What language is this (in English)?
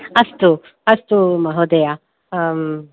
Sanskrit